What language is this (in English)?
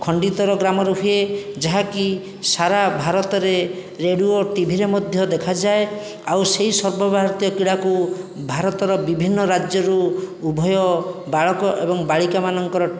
Odia